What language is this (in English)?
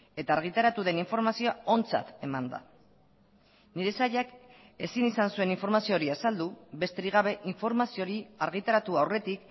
Basque